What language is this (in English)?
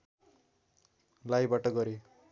Nepali